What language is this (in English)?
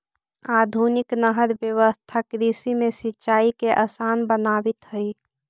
Magahi